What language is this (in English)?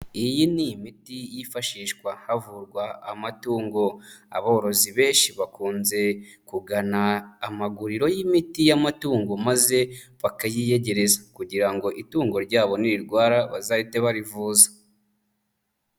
Kinyarwanda